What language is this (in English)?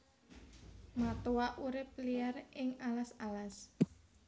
Javanese